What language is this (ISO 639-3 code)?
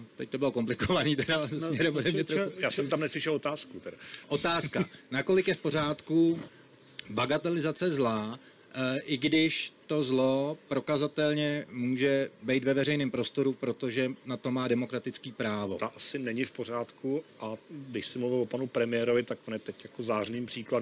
ces